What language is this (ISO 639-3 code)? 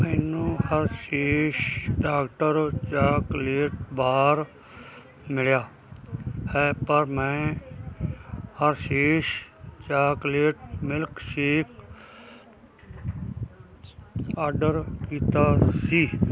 pan